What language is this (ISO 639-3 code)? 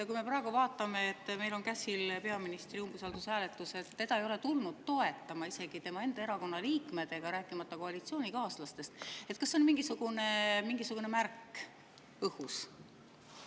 est